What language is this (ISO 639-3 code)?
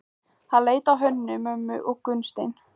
isl